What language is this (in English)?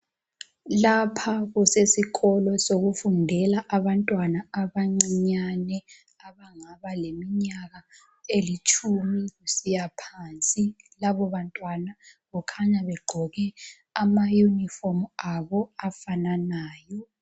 North Ndebele